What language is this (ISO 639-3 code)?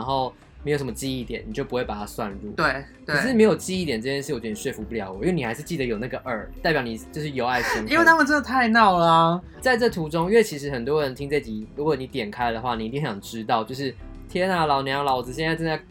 zho